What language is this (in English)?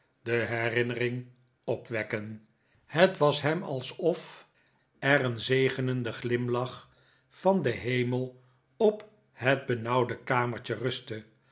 Dutch